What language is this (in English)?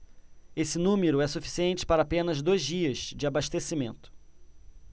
Portuguese